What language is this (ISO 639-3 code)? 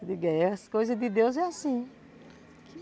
por